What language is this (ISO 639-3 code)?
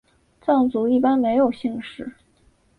zho